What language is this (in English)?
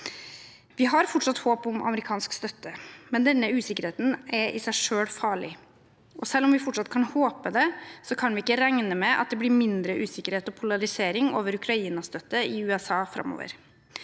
Norwegian